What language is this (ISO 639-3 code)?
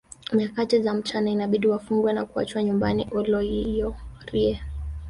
swa